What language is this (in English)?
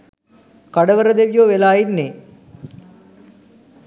Sinhala